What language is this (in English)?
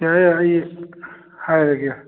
Manipuri